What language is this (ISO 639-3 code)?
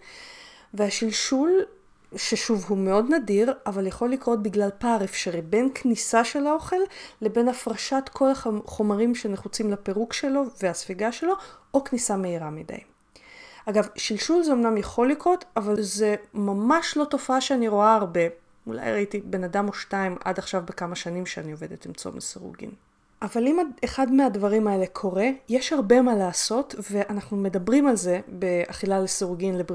heb